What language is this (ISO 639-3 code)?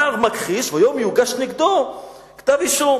heb